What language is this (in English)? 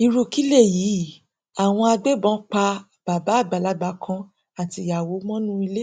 Yoruba